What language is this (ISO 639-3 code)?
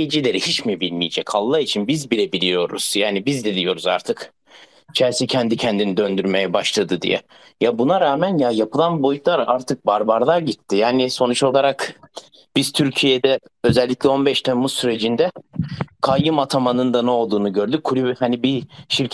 tur